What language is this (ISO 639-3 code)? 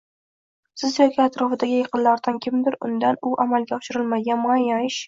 uzb